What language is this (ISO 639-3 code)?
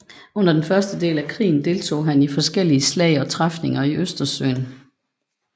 dan